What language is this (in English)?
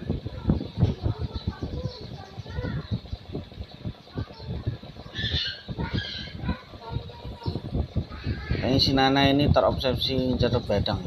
Indonesian